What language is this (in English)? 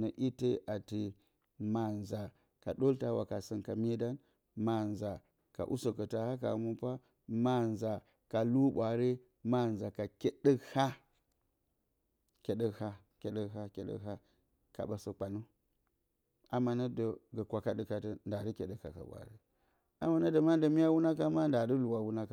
Bacama